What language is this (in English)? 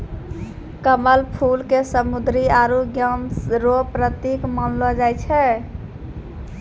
Maithili